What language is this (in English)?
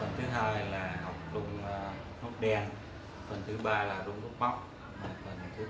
Vietnamese